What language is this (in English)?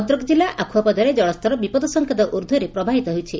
Odia